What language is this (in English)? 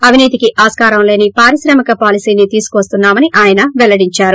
Telugu